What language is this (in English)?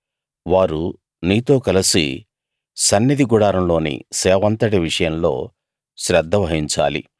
Telugu